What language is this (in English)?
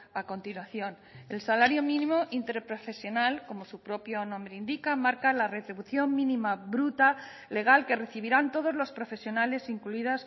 Spanish